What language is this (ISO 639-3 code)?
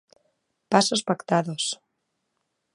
glg